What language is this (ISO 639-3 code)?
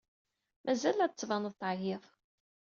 kab